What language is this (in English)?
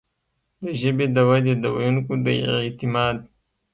Pashto